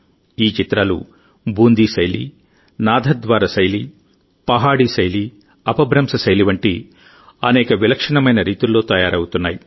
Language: Telugu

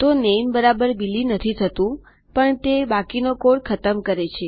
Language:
Gujarati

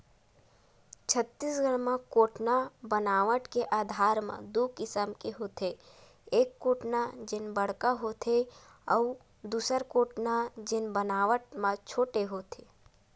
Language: Chhattisgarhi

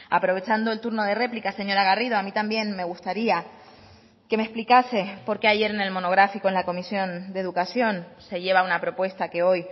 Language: Spanish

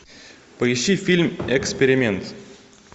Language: Russian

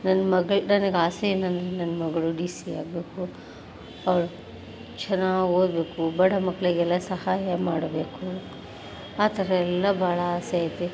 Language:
Kannada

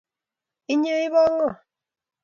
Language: Kalenjin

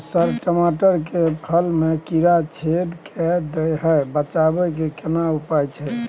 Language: Maithili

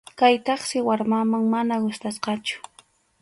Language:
Arequipa-La Unión Quechua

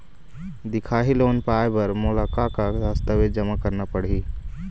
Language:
Chhattisgarhi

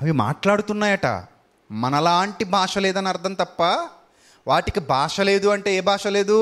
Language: Telugu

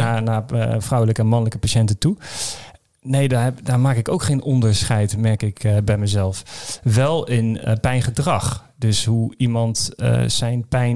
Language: Dutch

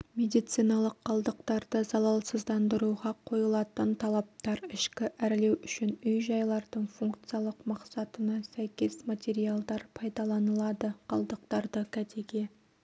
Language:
Kazakh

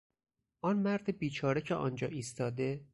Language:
Persian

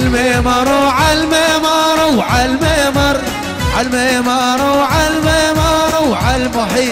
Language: Arabic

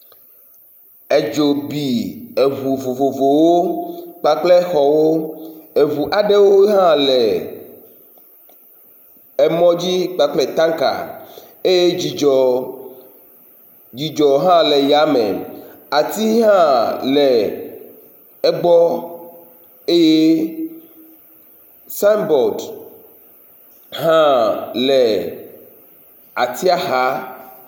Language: Ewe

